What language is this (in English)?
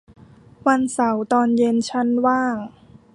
Thai